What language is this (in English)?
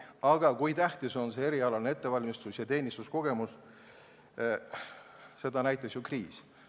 Estonian